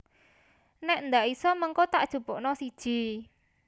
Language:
Javanese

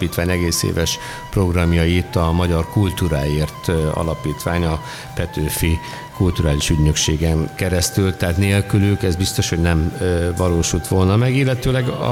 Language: Hungarian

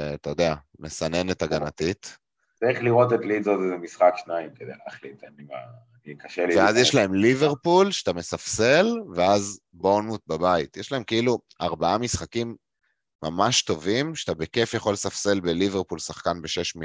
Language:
Hebrew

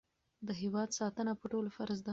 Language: Pashto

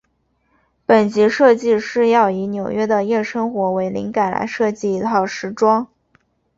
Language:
Chinese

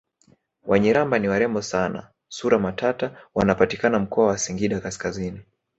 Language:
Swahili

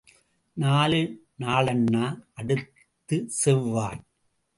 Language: Tamil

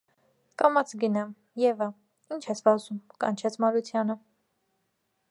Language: Armenian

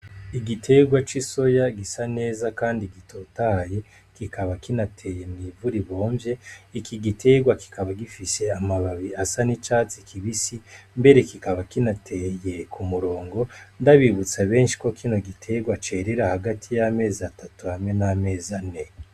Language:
Rundi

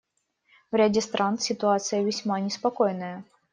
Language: Russian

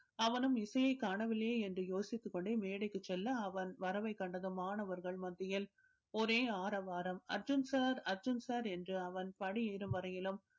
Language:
Tamil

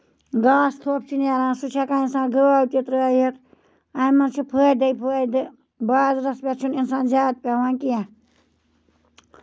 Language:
Kashmiri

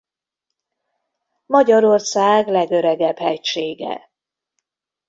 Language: Hungarian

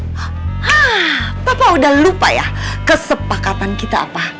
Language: Indonesian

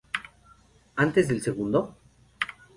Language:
Spanish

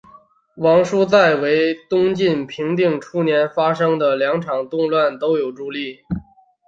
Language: Chinese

